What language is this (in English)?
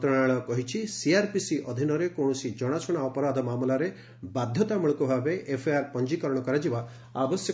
Odia